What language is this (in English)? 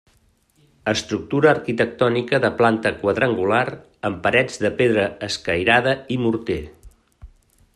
Catalan